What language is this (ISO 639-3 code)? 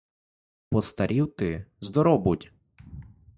ukr